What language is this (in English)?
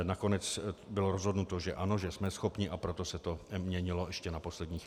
Czech